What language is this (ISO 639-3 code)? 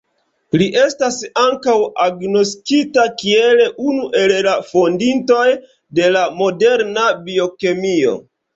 epo